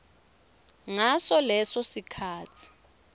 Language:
Swati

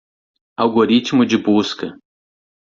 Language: Portuguese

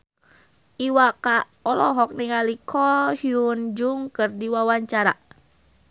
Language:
Sundanese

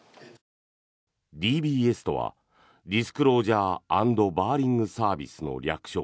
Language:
Japanese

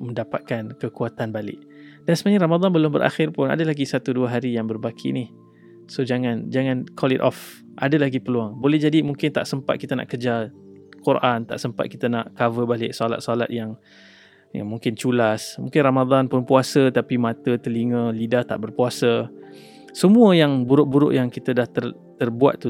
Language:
Malay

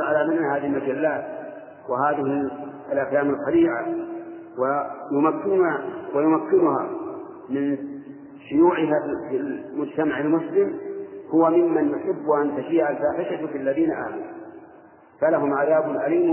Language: Arabic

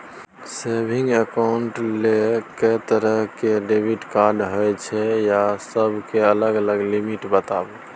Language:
Maithili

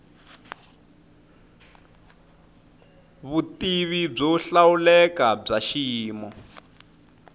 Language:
Tsonga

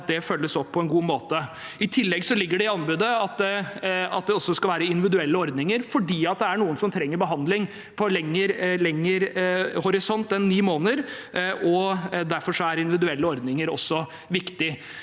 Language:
Norwegian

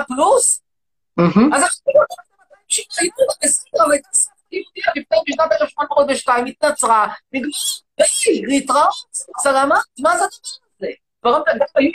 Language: Hebrew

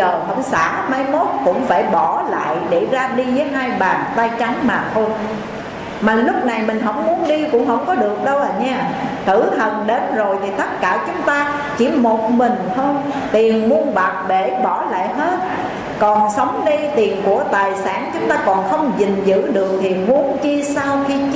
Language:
Vietnamese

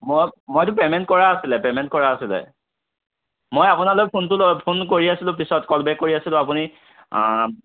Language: Assamese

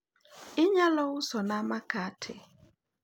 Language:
Luo (Kenya and Tanzania)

